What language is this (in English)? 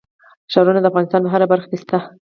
Pashto